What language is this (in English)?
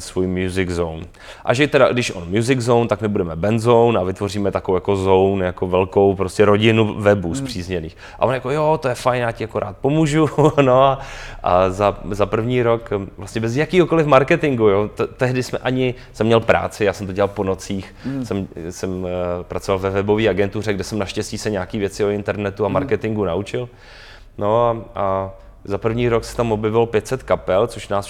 Czech